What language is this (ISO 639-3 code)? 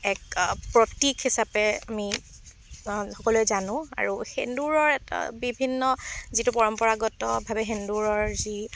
asm